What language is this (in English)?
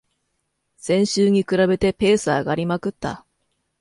Japanese